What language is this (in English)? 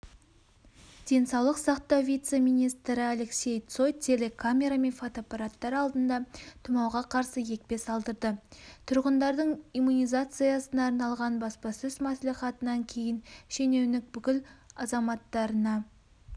Kazakh